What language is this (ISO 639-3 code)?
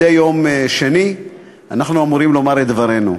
heb